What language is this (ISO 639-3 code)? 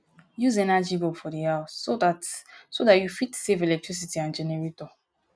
pcm